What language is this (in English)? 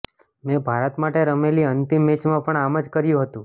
Gujarati